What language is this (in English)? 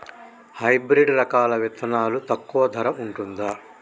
Telugu